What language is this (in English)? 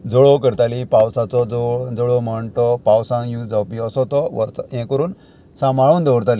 Konkani